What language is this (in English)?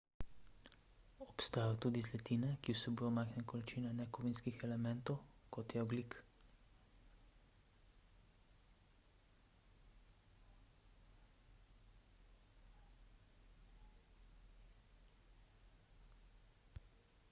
Slovenian